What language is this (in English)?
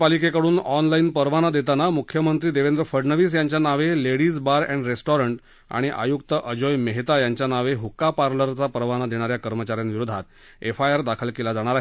Marathi